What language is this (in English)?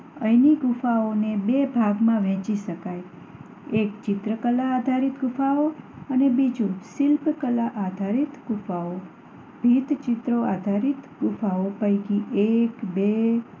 Gujarati